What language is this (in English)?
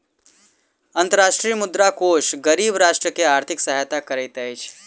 Maithili